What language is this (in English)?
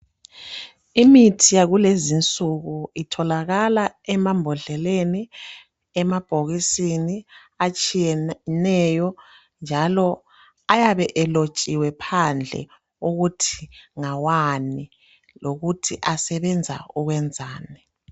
North Ndebele